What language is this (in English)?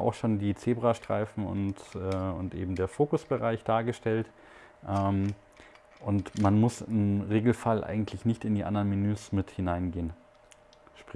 German